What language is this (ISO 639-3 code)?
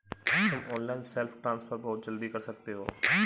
hin